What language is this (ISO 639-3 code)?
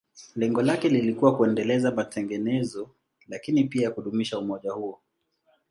swa